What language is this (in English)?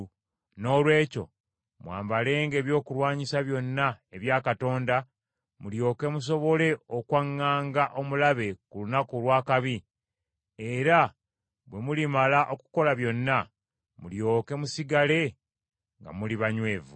Ganda